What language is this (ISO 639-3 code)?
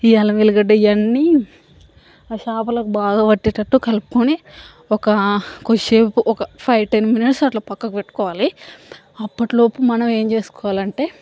tel